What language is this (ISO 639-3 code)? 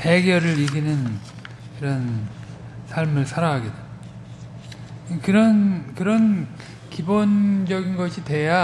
kor